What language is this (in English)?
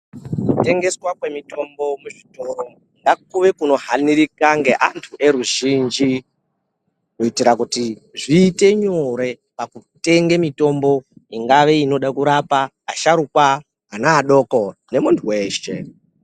Ndau